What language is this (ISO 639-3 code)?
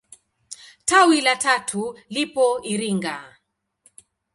swa